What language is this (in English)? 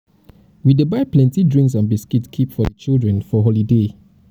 Nigerian Pidgin